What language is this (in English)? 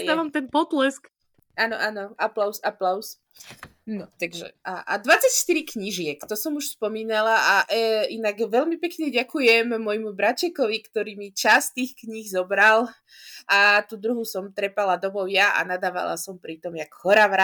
Slovak